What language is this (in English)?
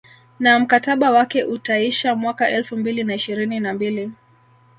Swahili